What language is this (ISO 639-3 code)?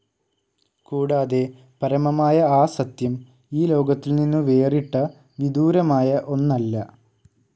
mal